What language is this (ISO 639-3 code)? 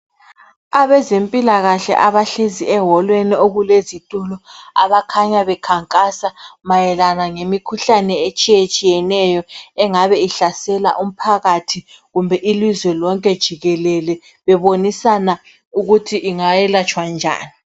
nde